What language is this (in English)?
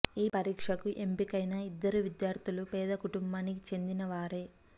Telugu